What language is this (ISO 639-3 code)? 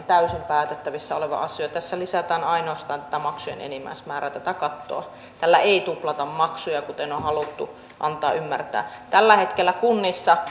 fin